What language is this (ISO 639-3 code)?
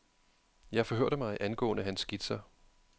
dan